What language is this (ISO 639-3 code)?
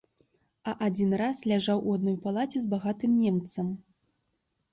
bel